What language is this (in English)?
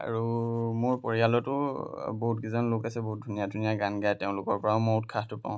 Assamese